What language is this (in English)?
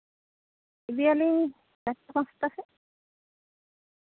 Santali